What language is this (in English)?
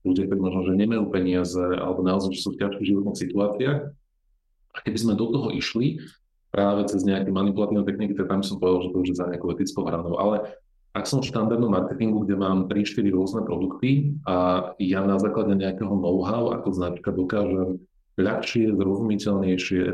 Slovak